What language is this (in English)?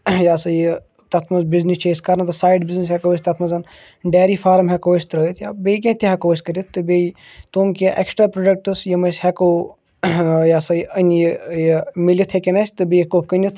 Kashmiri